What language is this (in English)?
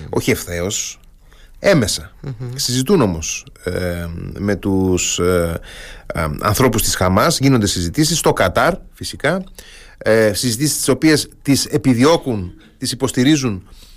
Greek